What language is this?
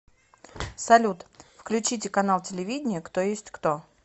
Russian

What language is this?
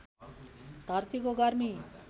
Nepali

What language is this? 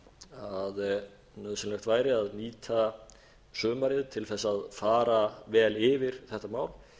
Icelandic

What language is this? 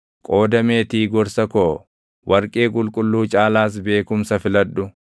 Oromo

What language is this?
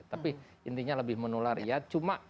Indonesian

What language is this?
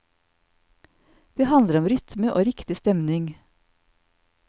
Norwegian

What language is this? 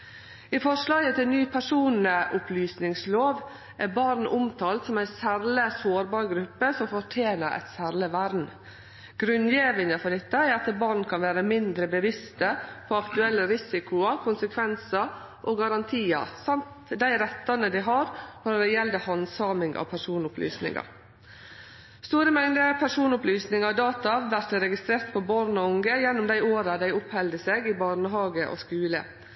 Norwegian Nynorsk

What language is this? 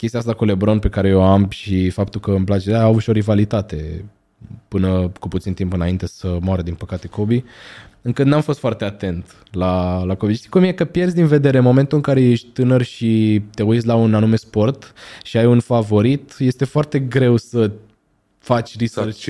Romanian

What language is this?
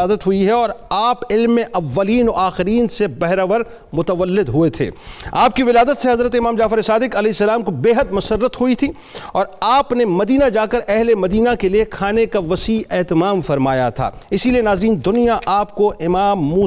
Urdu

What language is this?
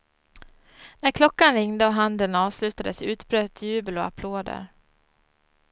Swedish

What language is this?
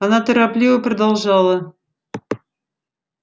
Russian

